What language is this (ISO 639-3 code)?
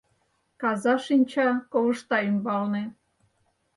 chm